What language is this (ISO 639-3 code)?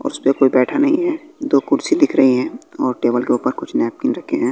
hin